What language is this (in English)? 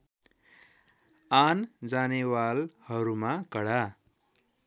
Nepali